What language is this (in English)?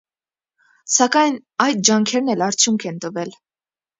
Armenian